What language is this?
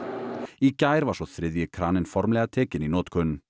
Icelandic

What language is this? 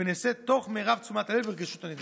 Hebrew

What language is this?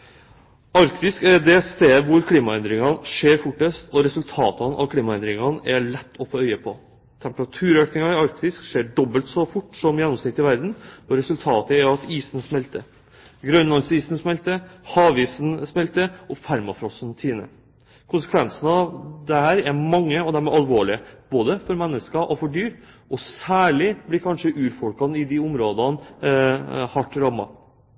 Norwegian Bokmål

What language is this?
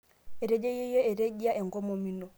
Masai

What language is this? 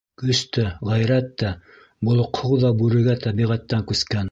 Bashkir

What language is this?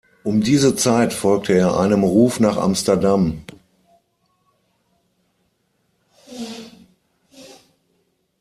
German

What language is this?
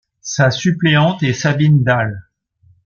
French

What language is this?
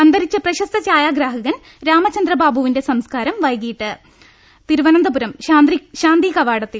Malayalam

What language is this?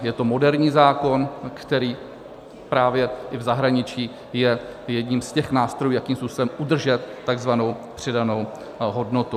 Czech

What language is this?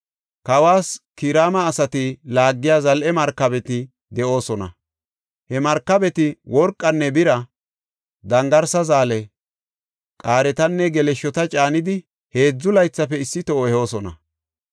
Gofa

